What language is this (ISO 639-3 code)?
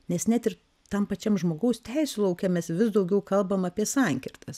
lit